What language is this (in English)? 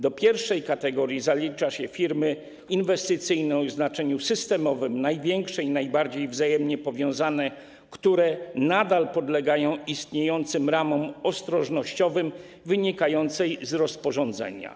Polish